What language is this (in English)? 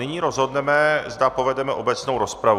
Czech